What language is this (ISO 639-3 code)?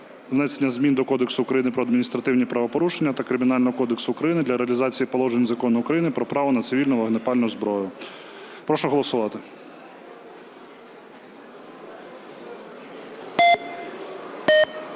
ukr